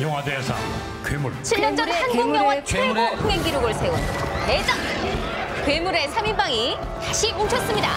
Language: Korean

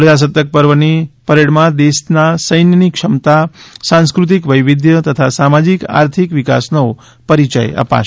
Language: Gujarati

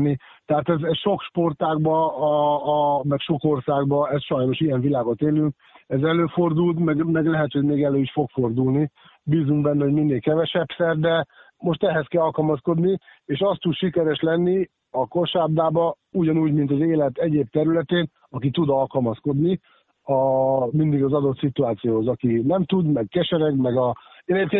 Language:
Hungarian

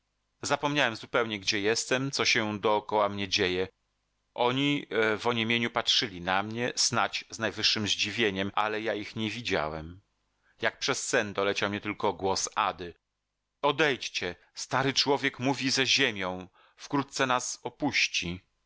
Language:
Polish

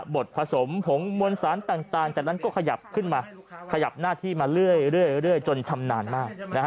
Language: Thai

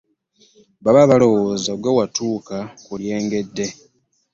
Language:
Ganda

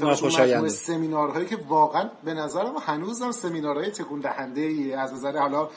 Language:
Persian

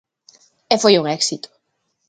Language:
Galician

